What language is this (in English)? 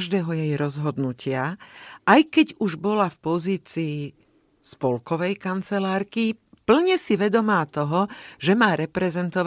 Slovak